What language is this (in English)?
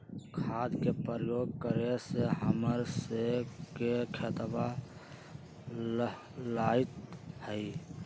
Magahi